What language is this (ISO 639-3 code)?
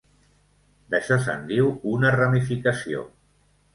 cat